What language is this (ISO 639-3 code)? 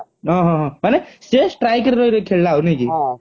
ori